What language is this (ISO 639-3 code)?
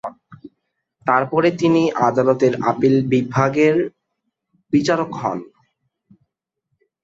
ben